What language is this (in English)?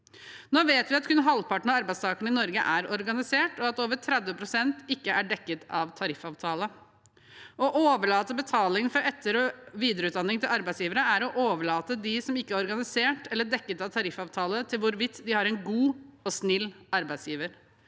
Norwegian